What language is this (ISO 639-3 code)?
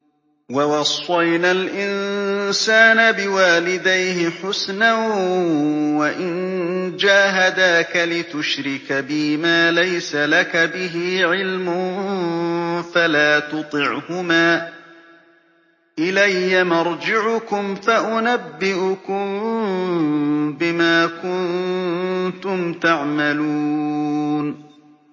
ara